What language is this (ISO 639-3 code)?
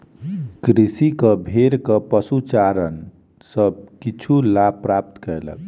mai